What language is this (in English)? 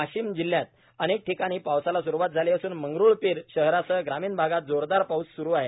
Marathi